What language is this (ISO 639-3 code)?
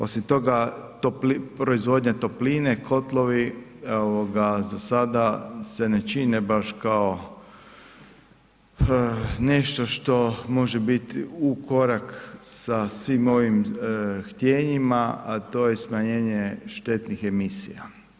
hrv